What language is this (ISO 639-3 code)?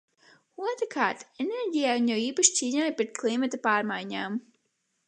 lav